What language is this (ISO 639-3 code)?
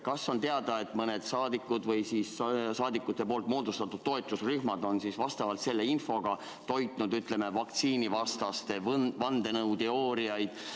est